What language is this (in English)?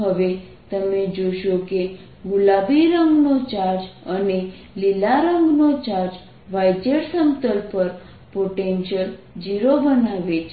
Gujarati